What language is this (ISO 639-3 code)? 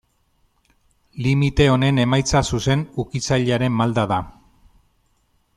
eus